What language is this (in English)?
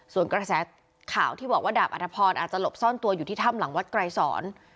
Thai